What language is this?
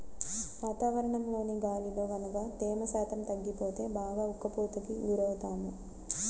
Telugu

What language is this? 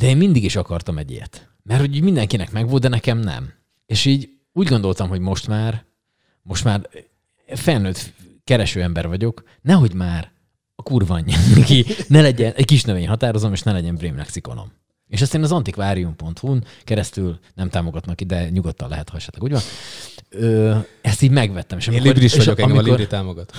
Hungarian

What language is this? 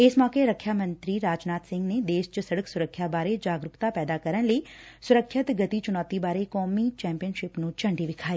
Punjabi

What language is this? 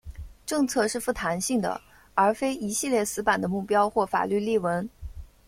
Chinese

